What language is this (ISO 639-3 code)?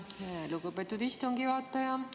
est